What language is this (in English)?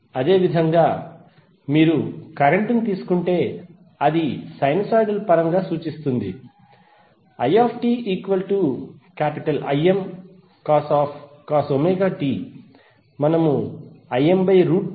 Telugu